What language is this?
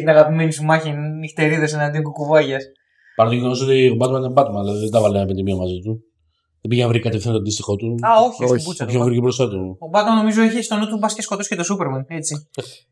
Greek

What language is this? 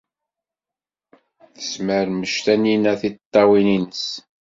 Kabyle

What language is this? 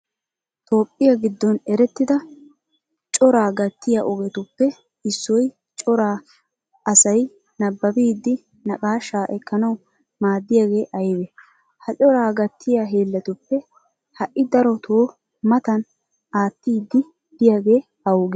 Wolaytta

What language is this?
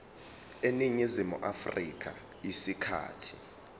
Zulu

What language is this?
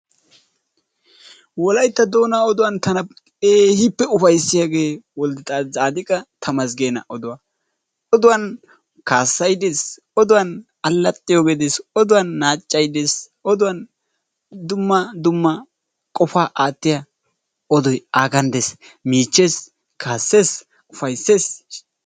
Wolaytta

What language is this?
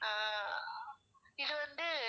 Tamil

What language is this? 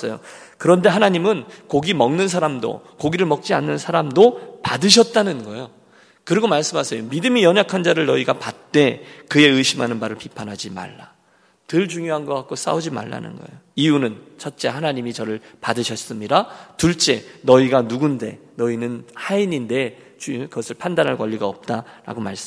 Korean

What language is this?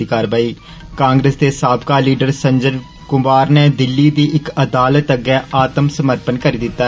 Dogri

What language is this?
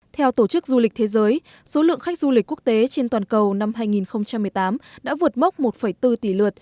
Vietnamese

